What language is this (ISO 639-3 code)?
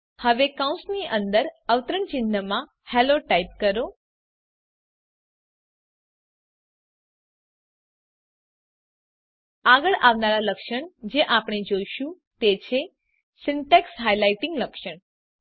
guj